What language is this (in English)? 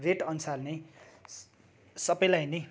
Nepali